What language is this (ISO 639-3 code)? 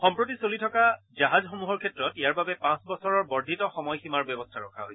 asm